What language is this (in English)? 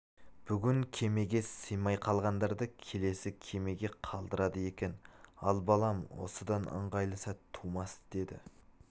Kazakh